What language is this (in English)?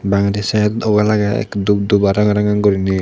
Chakma